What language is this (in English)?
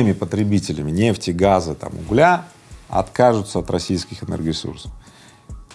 Russian